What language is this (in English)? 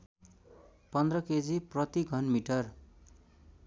Nepali